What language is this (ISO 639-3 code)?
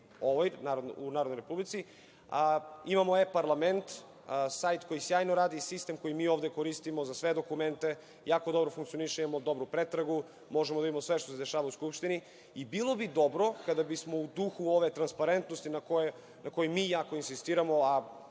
srp